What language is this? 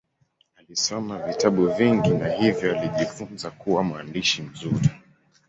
Swahili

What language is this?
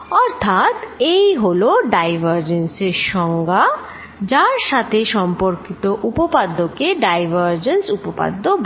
Bangla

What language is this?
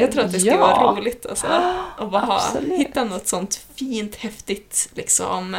Swedish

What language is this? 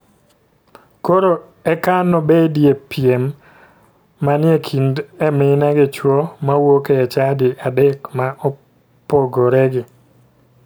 Luo (Kenya and Tanzania)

